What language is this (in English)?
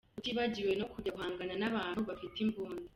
Kinyarwanda